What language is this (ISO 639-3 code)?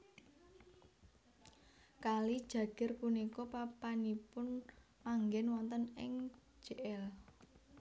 jav